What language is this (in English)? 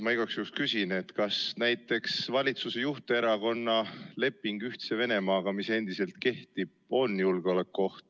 Estonian